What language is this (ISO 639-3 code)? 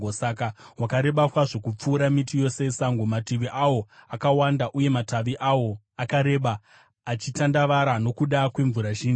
sna